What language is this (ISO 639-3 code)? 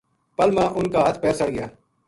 gju